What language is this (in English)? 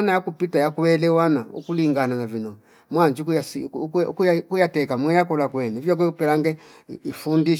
Fipa